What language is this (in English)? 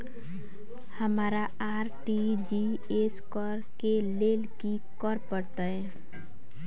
Maithili